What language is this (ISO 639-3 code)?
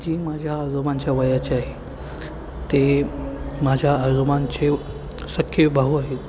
mar